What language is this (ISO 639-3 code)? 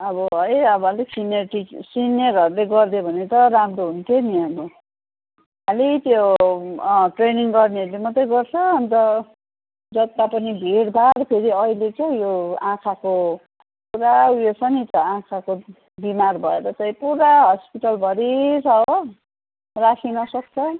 nep